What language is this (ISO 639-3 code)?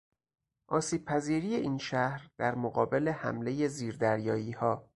fas